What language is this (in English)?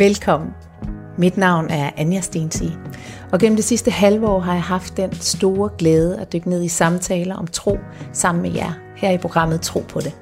Danish